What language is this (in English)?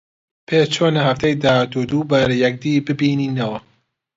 Central Kurdish